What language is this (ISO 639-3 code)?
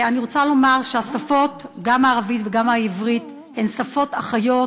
heb